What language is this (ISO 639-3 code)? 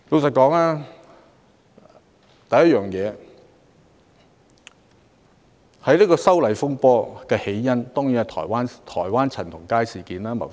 yue